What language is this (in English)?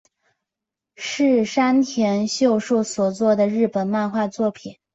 Chinese